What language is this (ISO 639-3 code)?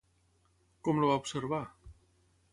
cat